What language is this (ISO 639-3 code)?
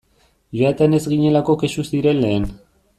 eus